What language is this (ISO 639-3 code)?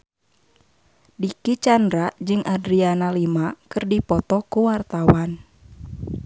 sun